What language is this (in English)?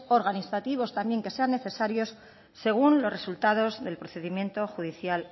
Spanish